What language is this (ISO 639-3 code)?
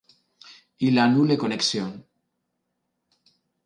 ina